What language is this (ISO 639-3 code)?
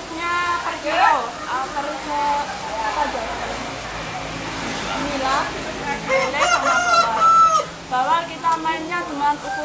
ind